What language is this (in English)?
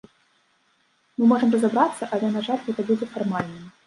Belarusian